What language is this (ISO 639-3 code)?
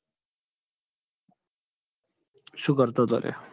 guj